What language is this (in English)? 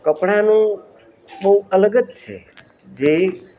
Gujarati